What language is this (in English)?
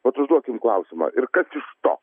Lithuanian